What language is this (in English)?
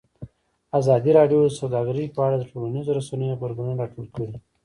Pashto